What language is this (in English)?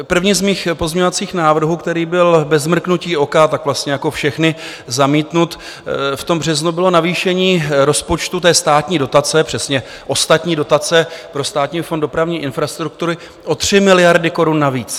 Czech